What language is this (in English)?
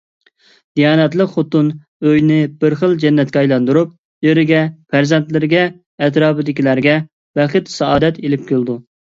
Uyghur